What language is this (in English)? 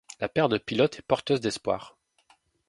French